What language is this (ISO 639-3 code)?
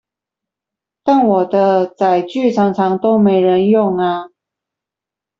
zho